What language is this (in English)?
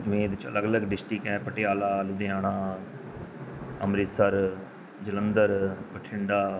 Punjabi